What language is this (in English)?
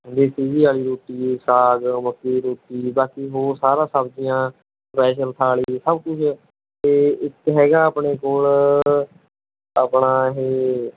Punjabi